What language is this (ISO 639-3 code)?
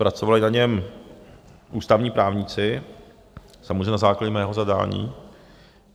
ces